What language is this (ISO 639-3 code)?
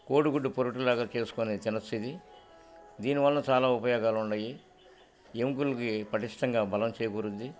tel